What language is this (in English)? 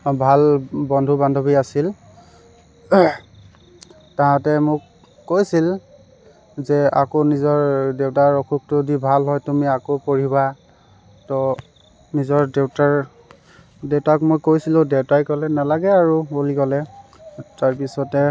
Assamese